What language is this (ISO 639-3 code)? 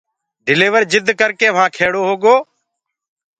ggg